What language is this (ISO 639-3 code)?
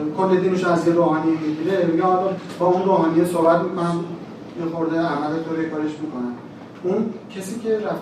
fas